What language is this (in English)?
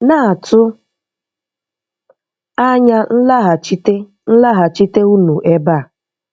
Igbo